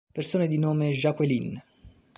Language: Italian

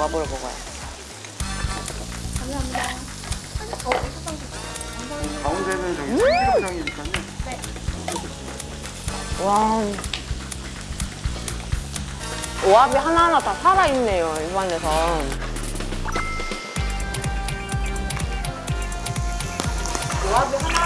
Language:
Korean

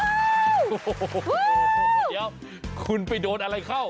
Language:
Thai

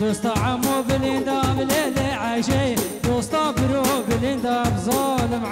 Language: Arabic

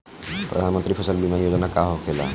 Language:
Bhojpuri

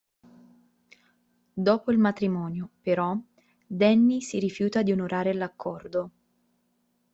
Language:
Italian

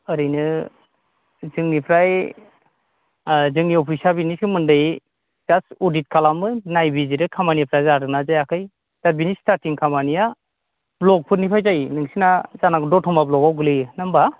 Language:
Bodo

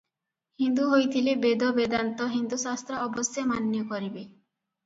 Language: Odia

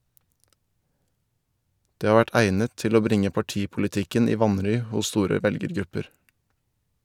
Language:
Norwegian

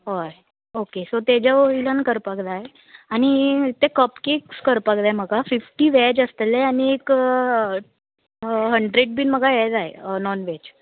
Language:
Konkani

